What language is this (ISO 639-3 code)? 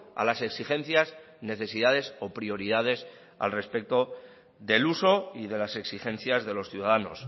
spa